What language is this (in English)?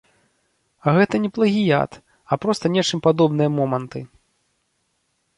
Belarusian